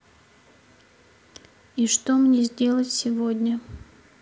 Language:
Russian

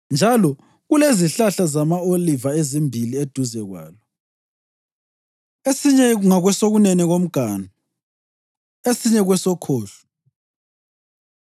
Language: North Ndebele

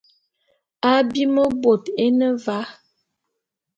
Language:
Bulu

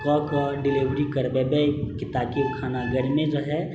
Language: Maithili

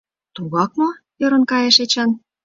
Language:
Mari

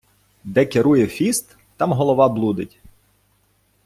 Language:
Ukrainian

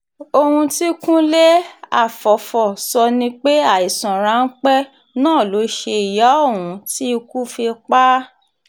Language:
Yoruba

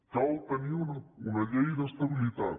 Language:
Catalan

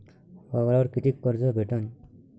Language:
Marathi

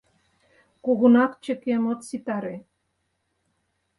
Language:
Mari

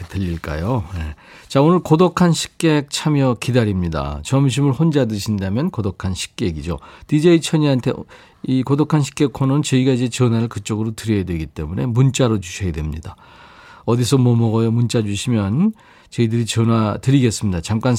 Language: Korean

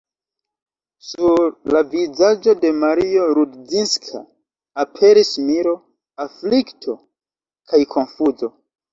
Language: Esperanto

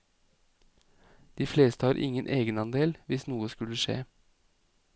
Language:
Norwegian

